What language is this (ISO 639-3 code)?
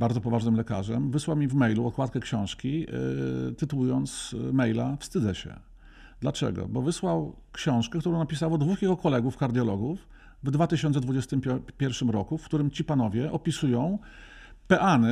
pol